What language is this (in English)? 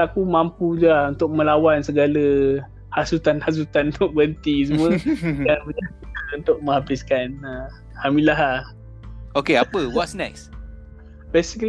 Malay